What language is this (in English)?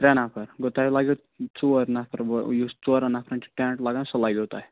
Kashmiri